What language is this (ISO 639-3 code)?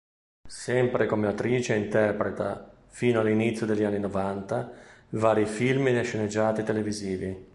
ita